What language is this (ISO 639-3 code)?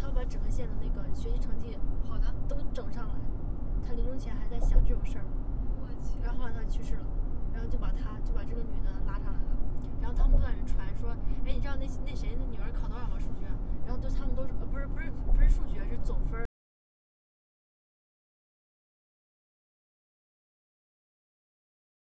zho